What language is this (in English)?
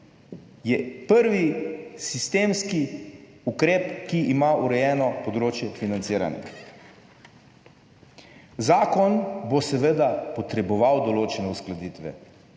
Slovenian